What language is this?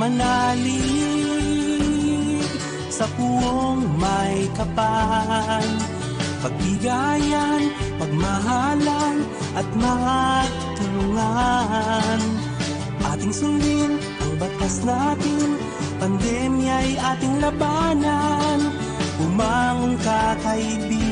Filipino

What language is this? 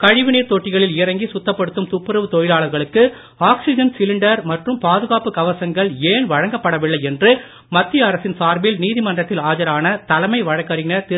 Tamil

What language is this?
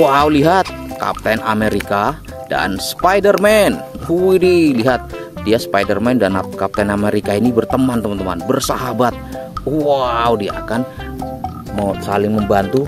Indonesian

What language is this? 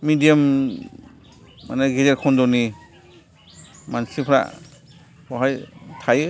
Bodo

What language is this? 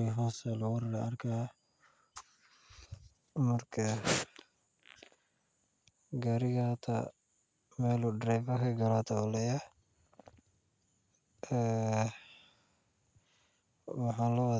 Somali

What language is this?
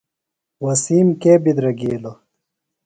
Phalura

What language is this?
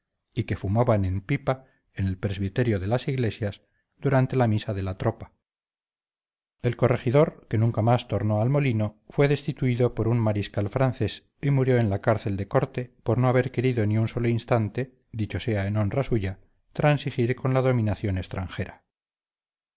Spanish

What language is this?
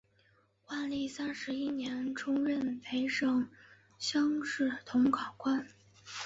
Chinese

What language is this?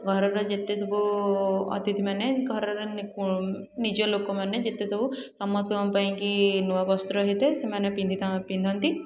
Odia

